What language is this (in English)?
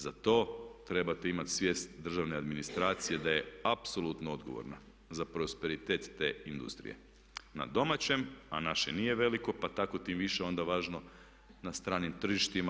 Croatian